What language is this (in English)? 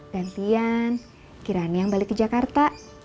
Indonesian